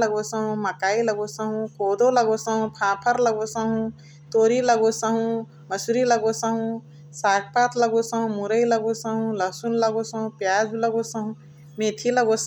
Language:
Chitwania Tharu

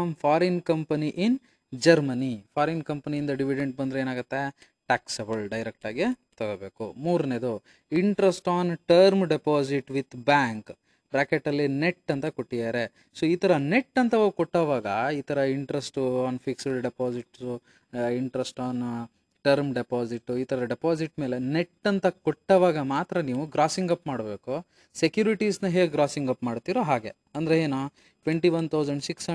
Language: Kannada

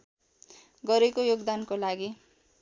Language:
Nepali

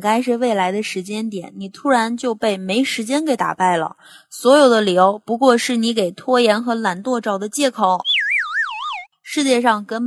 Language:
Chinese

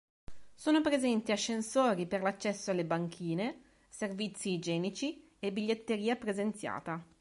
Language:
Italian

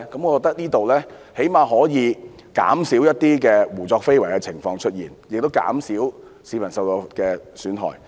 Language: Cantonese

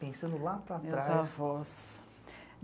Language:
Portuguese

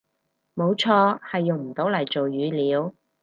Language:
Cantonese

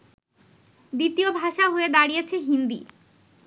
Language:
Bangla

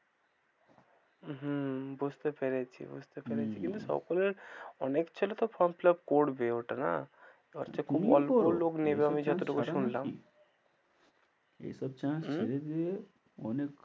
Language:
Bangla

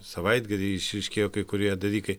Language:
Lithuanian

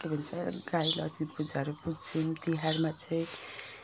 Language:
Nepali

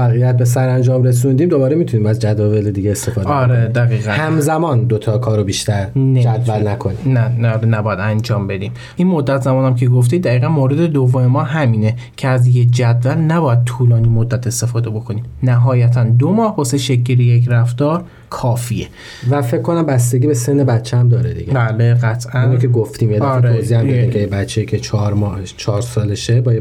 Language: Persian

